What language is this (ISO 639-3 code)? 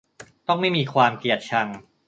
tha